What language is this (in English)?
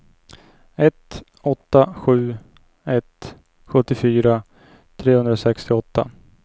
Swedish